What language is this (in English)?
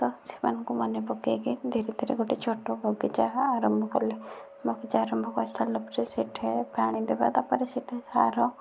Odia